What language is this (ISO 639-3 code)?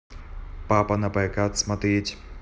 rus